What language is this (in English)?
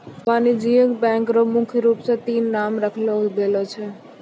Maithili